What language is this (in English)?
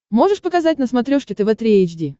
Russian